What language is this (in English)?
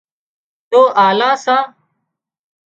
Wadiyara Koli